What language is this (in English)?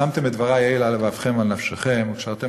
Hebrew